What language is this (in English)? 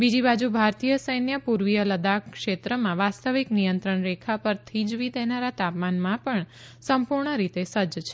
Gujarati